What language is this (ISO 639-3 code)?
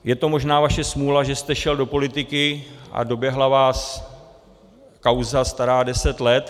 ces